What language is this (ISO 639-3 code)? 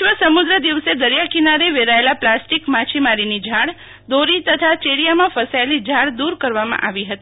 guj